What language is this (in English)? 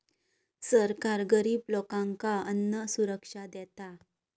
Marathi